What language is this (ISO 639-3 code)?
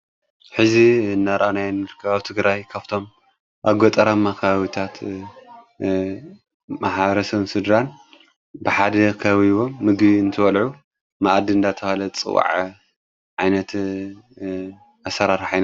tir